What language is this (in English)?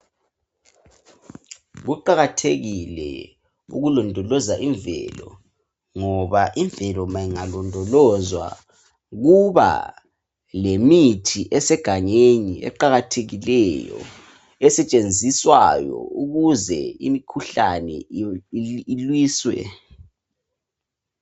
North Ndebele